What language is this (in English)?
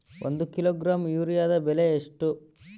Kannada